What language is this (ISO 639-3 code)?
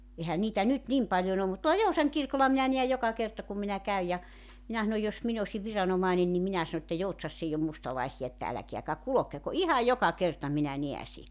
fin